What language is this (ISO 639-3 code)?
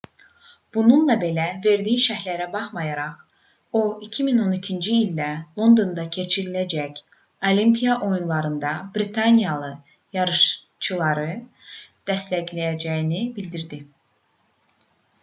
aze